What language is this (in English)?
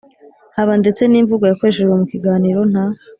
Kinyarwanda